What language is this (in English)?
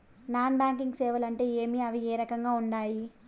Telugu